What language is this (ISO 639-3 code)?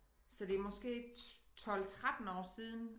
dan